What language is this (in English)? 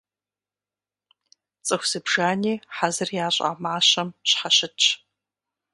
Kabardian